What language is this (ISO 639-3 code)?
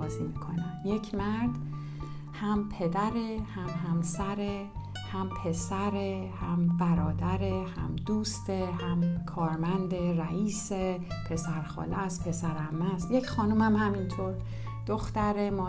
fas